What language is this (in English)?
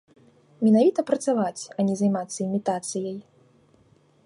Belarusian